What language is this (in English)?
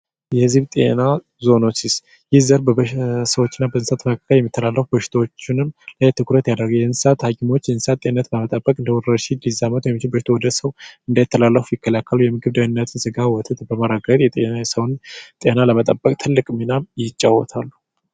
Amharic